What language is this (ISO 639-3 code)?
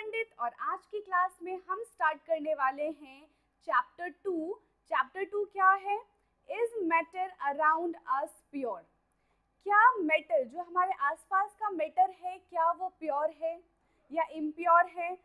hin